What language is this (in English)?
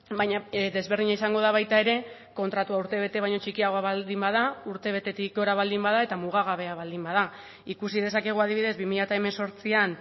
Basque